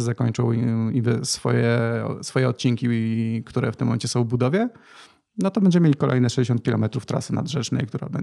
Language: Polish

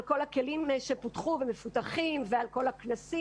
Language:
Hebrew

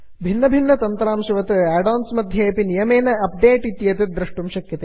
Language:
Sanskrit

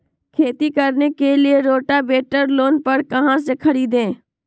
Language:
Magahi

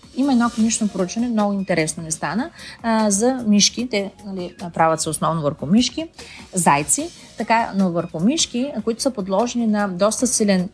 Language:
Bulgarian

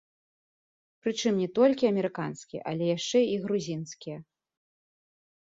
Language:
Belarusian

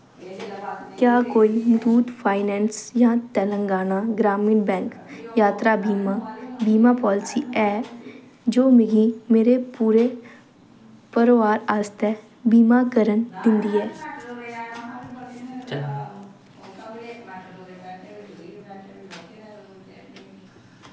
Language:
Dogri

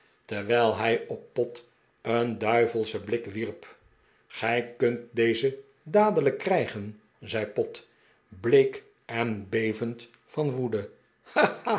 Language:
Dutch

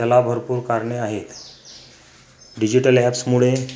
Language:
Marathi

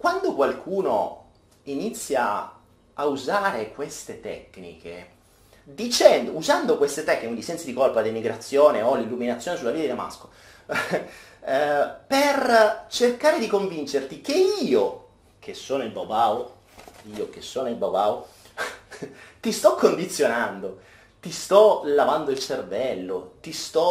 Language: Italian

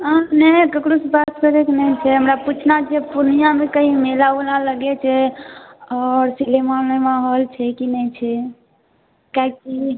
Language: Maithili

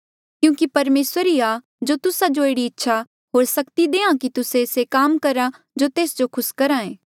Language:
Mandeali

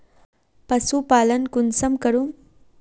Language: Magahi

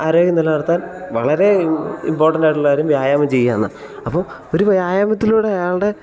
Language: Malayalam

